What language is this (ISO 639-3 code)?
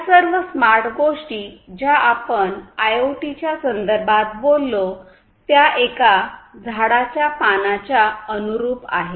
mar